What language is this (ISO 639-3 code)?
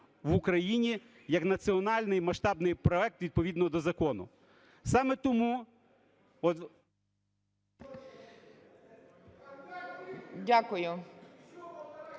ukr